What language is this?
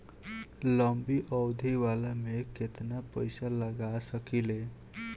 Bhojpuri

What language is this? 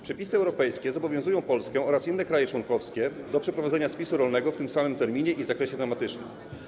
Polish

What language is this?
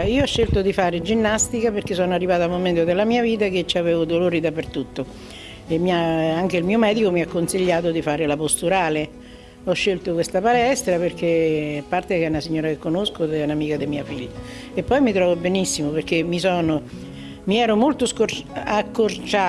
Italian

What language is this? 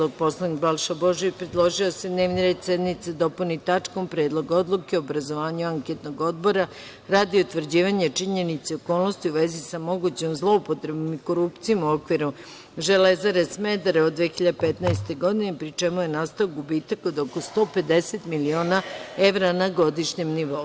Serbian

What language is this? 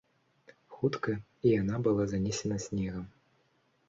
Belarusian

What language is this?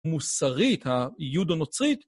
Hebrew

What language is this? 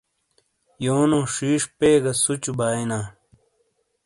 Shina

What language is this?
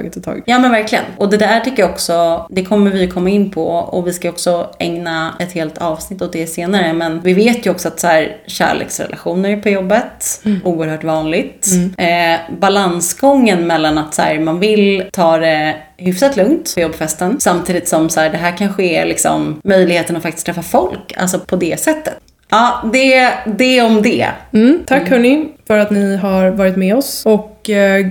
Swedish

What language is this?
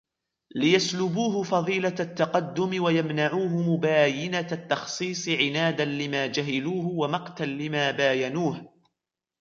Arabic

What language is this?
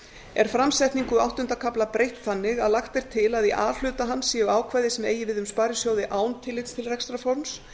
Icelandic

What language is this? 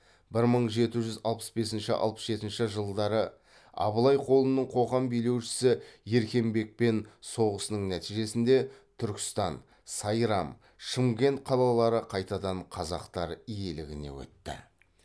Kazakh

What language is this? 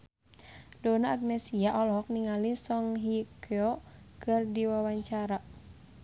Sundanese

